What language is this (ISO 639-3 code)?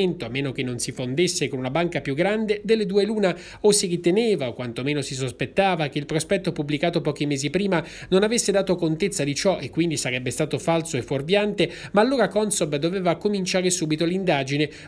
ita